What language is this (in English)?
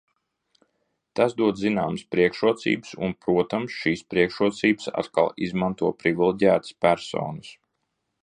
Latvian